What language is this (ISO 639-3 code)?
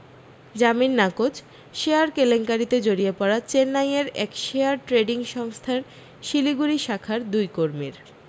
ben